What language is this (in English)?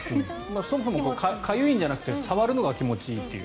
Japanese